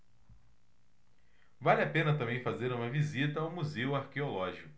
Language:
Portuguese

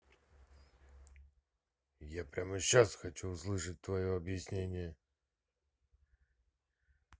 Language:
Russian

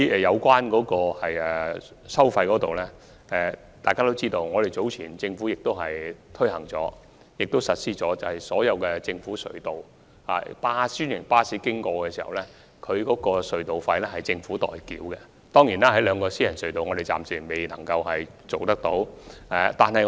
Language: Cantonese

